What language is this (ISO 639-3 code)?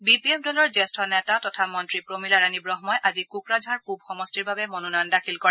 asm